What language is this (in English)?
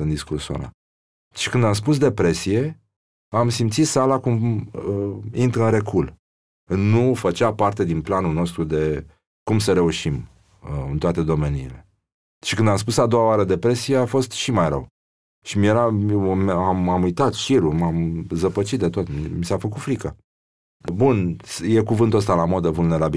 Romanian